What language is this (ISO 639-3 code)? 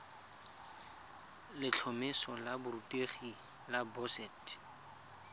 tsn